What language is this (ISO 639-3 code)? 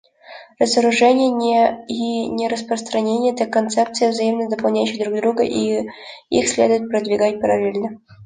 rus